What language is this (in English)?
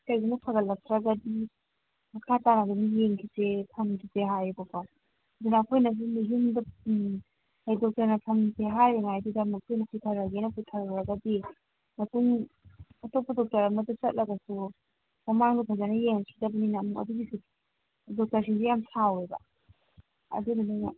Manipuri